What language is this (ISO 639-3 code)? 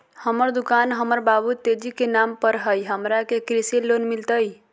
mag